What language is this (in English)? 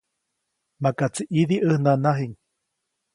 Copainalá Zoque